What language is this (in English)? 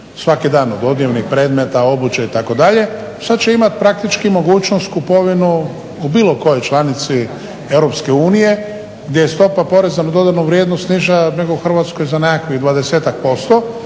Croatian